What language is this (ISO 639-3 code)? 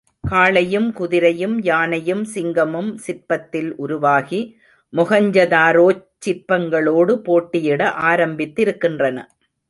tam